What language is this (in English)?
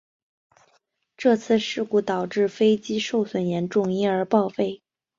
Chinese